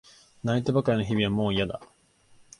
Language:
Japanese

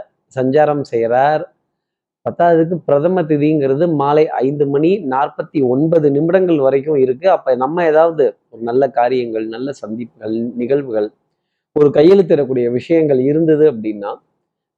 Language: Tamil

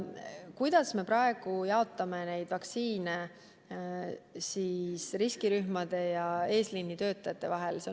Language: Estonian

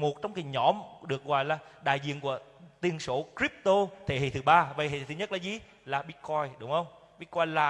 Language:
Vietnamese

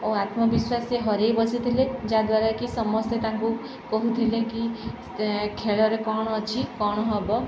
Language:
Odia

